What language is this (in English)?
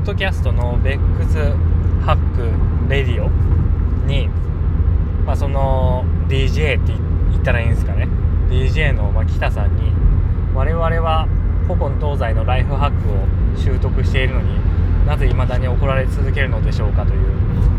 Japanese